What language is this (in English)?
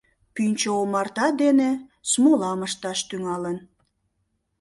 Mari